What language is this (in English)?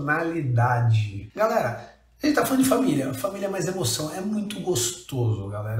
Portuguese